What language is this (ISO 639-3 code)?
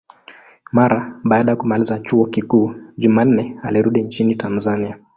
swa